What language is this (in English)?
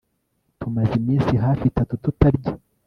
Kinyarwanda